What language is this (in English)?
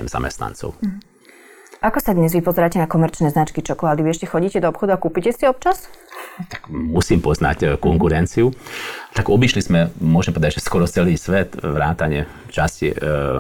Slovak